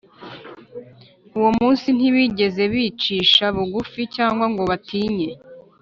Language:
Kinyarwanda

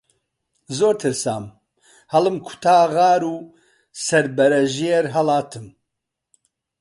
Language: Central Kurdish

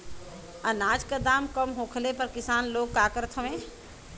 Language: Bhojpuri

